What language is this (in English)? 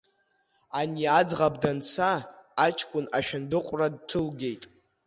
Abkhazian